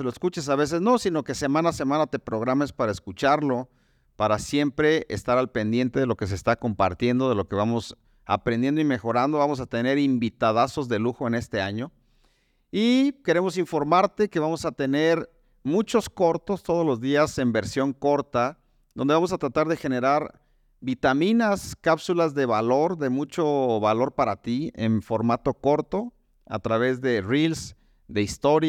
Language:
Spanish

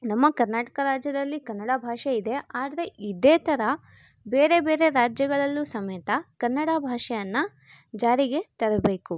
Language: Kannada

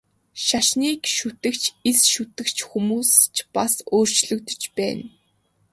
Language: Mongolian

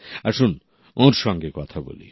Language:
Bangla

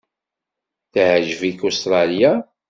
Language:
Kabyle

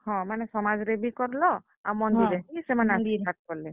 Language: Odia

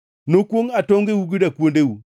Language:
Luo (Kenya and Tanzania)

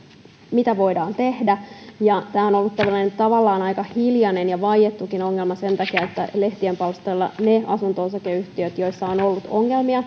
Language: Finnish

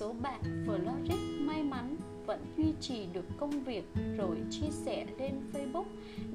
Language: Vietnamese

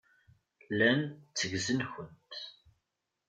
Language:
Kabyle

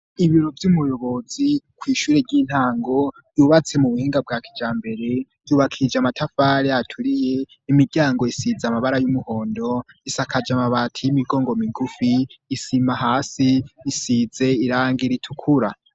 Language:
Rundi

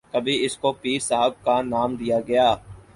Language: Urdu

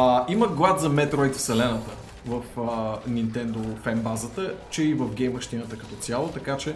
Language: Bulgarian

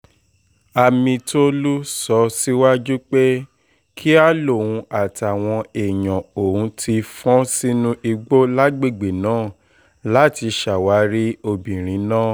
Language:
Yoruba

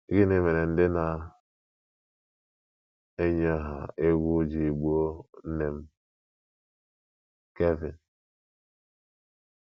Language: Igbo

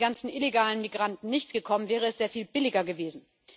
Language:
German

